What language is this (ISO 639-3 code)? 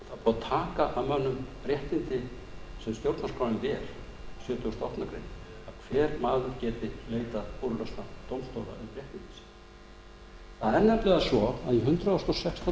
isl